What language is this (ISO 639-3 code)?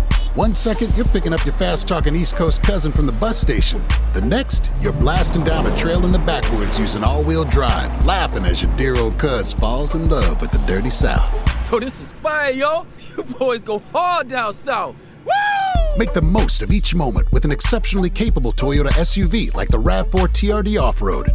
ita